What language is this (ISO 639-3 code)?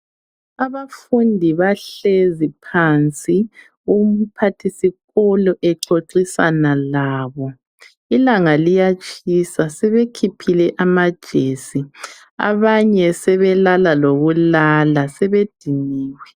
nde